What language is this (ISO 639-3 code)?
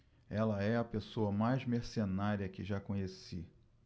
por